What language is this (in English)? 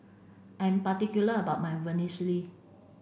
English